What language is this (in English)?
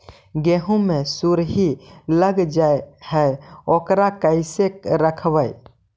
Magahi